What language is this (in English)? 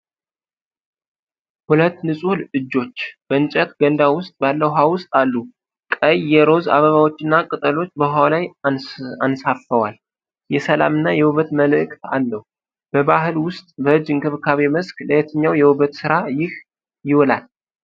Amharic